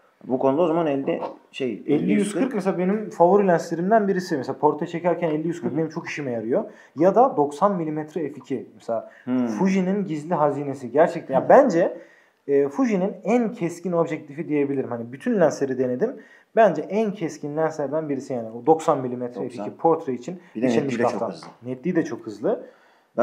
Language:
Turkish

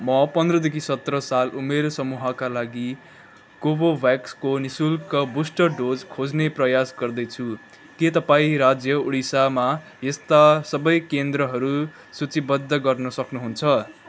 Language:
Nepali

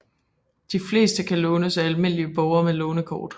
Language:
Danish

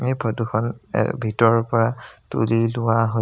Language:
Assamese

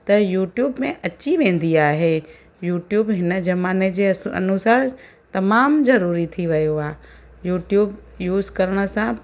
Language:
Sindhi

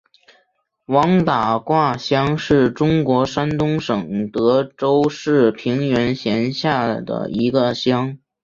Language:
Chinese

